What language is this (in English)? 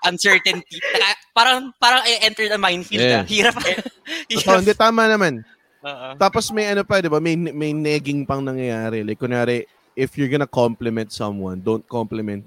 Filipino